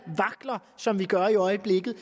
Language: Danish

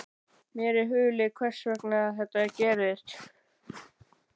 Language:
Icelandic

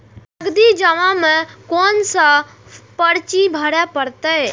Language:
Maithili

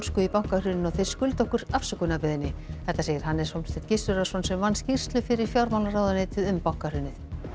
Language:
Icelandic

